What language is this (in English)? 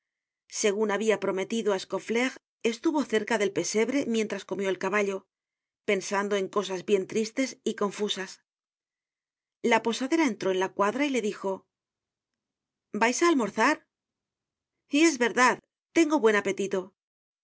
Spanish